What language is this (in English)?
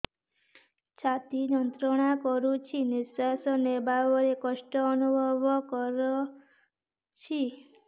Odia